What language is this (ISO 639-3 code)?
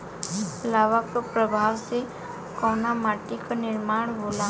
bho